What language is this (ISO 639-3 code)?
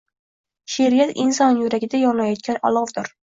uzb